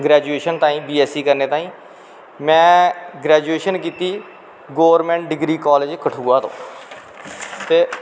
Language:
Dogri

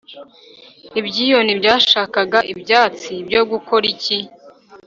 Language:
Kinyarwanda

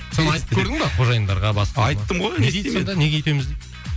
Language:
Kazakh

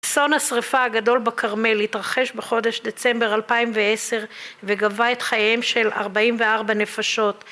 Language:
Hebrew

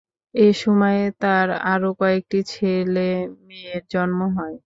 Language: Bangla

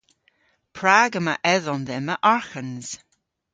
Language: Cornish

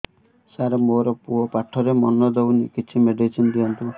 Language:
Odia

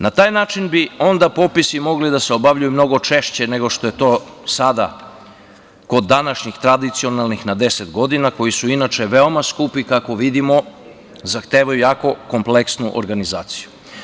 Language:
Serbian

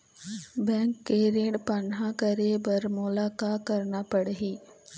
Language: Chhattisgarhi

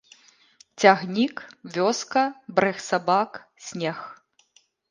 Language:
Belarusian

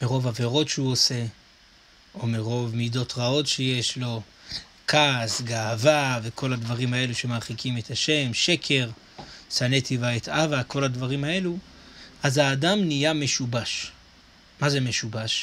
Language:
Hebrew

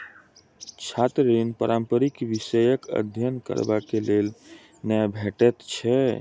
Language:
Maithili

